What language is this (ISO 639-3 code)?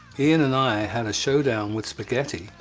eng